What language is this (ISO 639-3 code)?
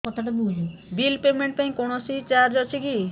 ori